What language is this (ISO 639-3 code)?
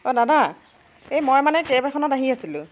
asm